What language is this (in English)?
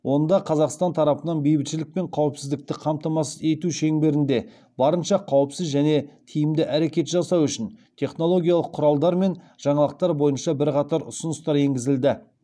Kazakh